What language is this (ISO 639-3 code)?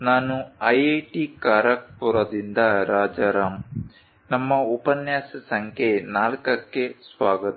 kan